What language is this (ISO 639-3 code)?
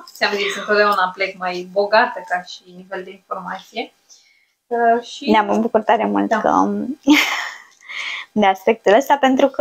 ron